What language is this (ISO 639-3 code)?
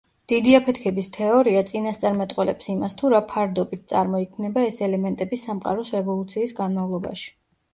kat